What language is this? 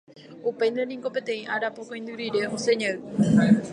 Guarani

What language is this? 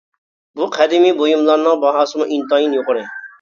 Uyghur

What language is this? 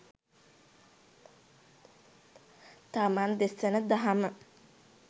Sinhala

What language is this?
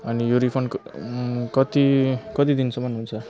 Nepali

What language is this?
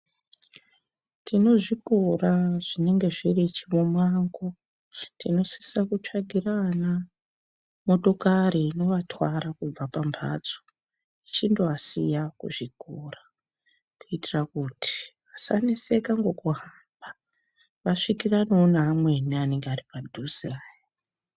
Ndau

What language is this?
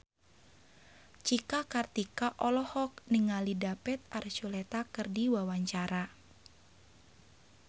Sundanese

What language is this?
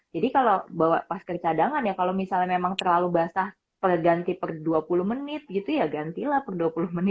Indonesian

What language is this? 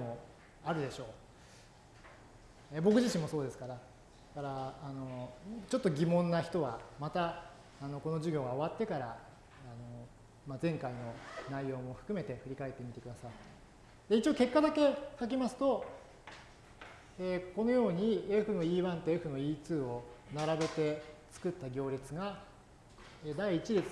Japanese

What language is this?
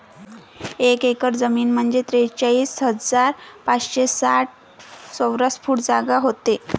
Marathi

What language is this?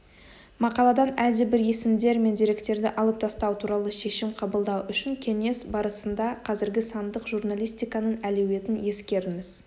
Kazakh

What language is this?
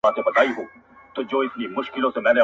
Pashto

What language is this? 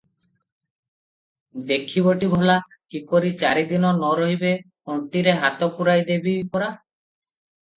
Odia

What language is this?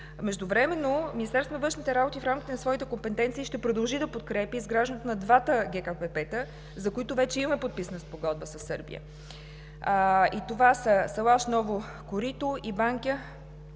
Bulgarian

